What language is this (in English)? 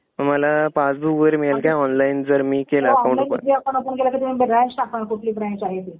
Marathi